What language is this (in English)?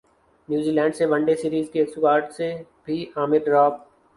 Urdu